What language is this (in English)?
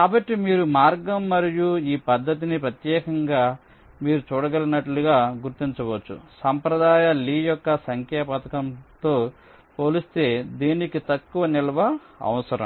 Telugu